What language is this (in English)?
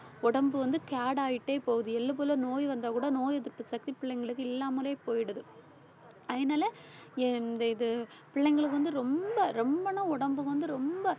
Tamil